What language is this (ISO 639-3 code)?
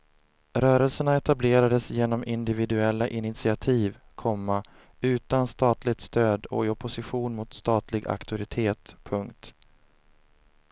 swe